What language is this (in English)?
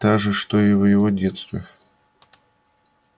Russian